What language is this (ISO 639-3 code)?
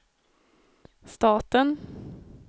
swe